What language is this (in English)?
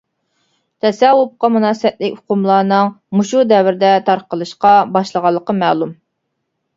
Uyghur